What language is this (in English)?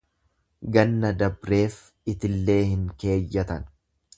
Oromo